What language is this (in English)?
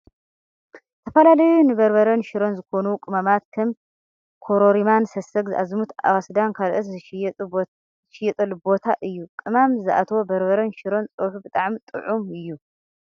Tigrinya